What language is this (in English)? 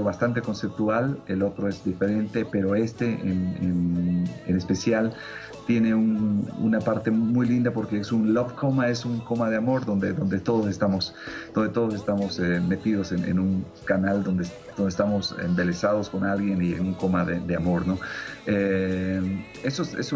Spanish